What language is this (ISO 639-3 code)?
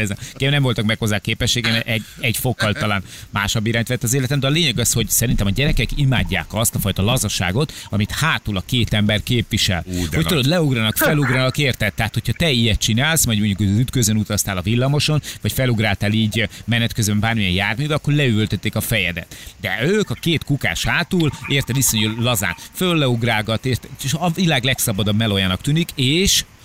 hun